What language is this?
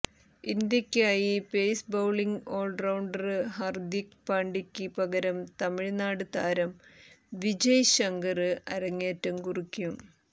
Malayalam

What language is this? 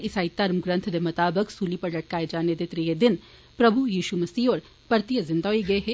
Dogri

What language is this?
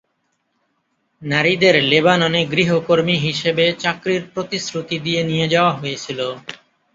Bangla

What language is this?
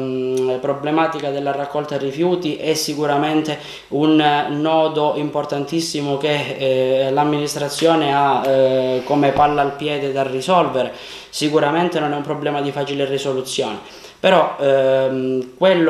Italian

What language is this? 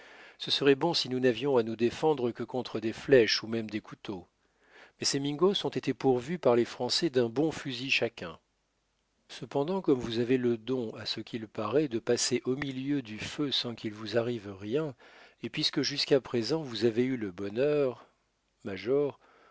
French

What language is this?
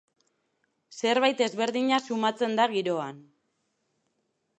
Basque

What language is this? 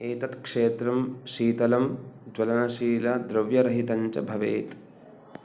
Sanskrit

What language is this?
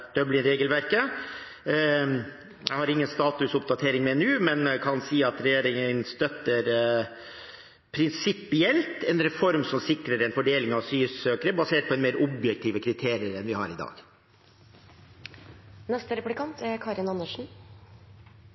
Norwegian Bokmål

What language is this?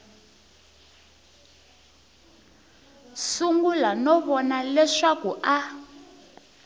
Tsonga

